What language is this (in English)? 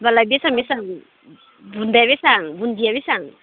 Bodo